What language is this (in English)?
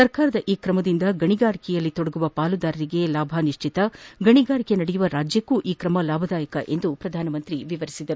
Kannada